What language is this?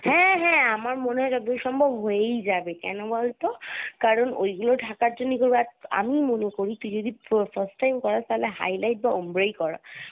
Bangla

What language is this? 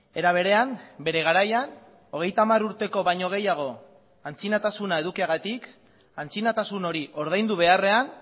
Basque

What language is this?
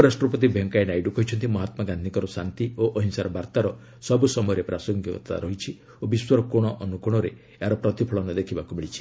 Odia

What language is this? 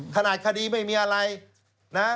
Thai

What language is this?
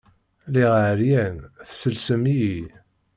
Kabyle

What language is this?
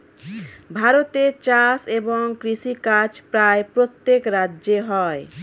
Bangla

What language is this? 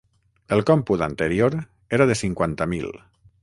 Catalan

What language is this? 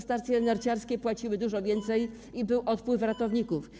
Polish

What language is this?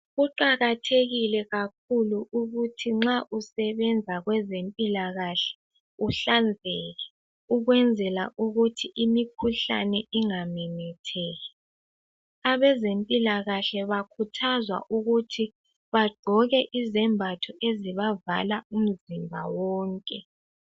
North Ndebele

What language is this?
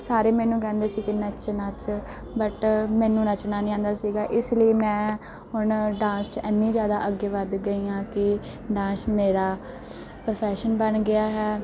Punjabi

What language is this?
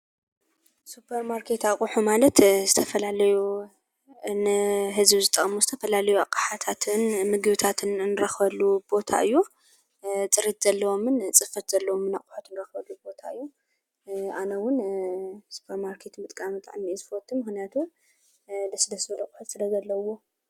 Tigrinya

